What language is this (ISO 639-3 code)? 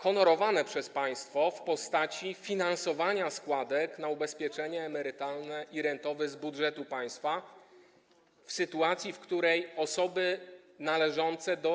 pol